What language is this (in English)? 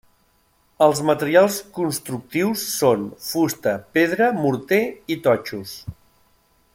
Catalan